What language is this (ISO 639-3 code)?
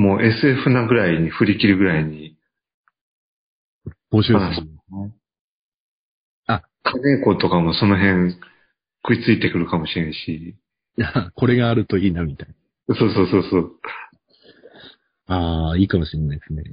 jpn